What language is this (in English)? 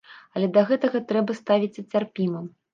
Belarusian